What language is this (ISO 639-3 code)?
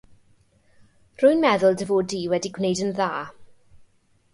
cym